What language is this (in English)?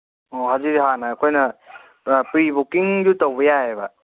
Manipuri